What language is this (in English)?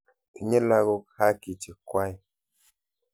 Kalenjin